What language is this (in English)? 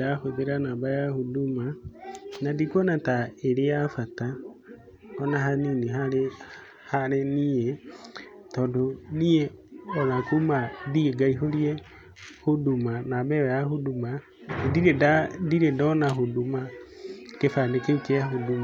Kikuyu